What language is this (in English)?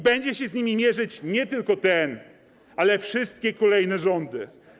Polish